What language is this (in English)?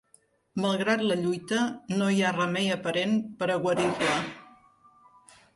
Catalan